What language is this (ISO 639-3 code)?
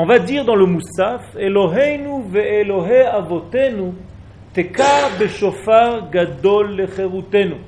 fra